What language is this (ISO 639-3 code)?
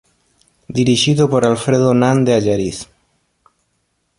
glg